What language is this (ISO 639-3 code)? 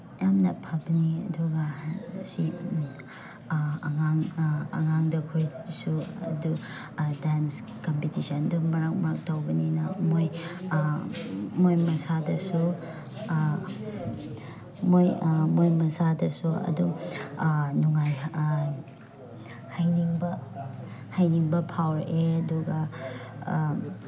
mni